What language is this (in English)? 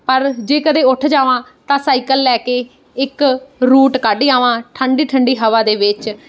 Punjabi